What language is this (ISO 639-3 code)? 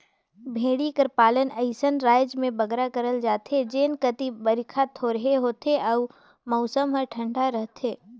hne